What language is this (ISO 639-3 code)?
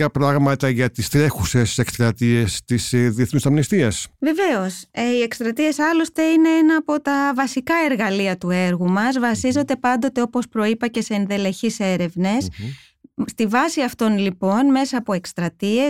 ell